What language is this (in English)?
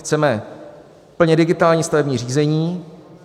Czech